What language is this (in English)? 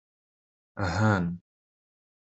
Kabyle